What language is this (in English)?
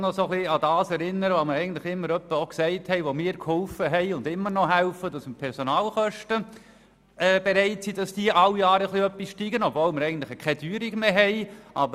Swiss German